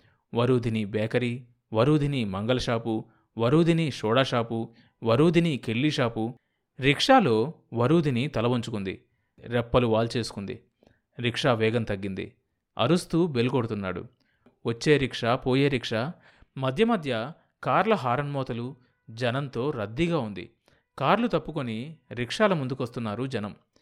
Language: Telugu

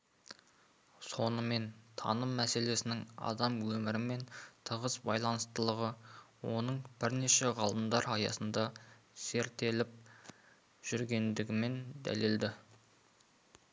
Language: Kazakh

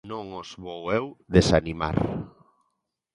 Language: Galician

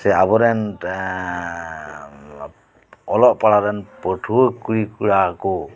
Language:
Santali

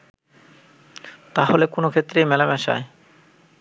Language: Bangla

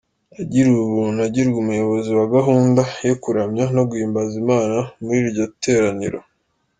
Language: Kinyarwanda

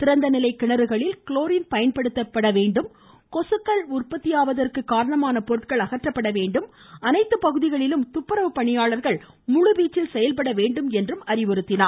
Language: Tamil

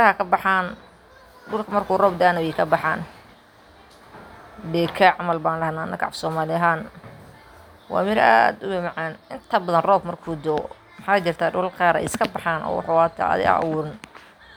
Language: Somali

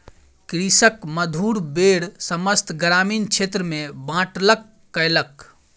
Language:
Maithili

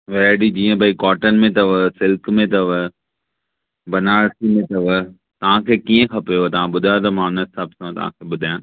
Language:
Sindhi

